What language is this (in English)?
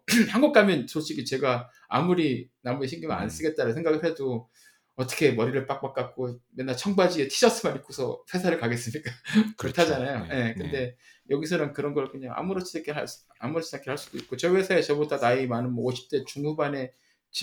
Korean